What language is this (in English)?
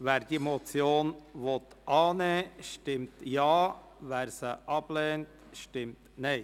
Swiss German